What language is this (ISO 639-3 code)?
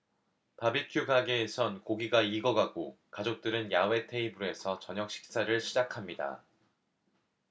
kor